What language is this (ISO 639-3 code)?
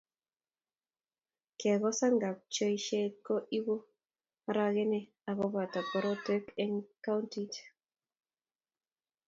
kln